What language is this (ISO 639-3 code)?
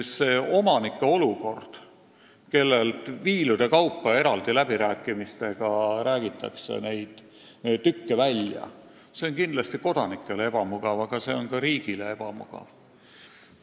est